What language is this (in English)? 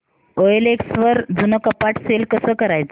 Marathi